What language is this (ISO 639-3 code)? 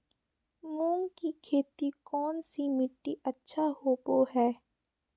mag